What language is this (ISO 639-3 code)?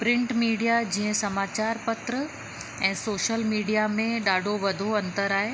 snd